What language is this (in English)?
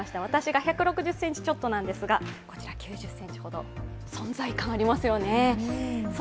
Japanese